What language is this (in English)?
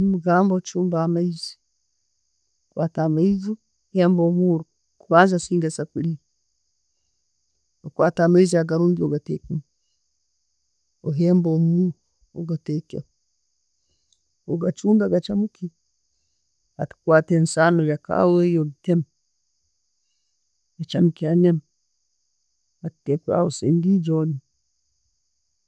Tooro